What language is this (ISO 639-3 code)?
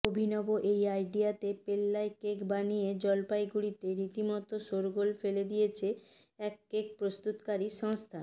ben